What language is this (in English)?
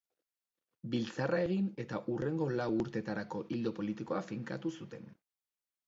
Basque